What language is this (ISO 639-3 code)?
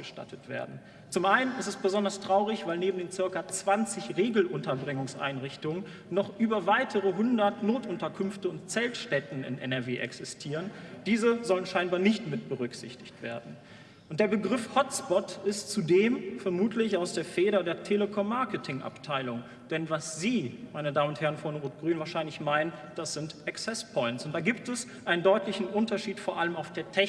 deu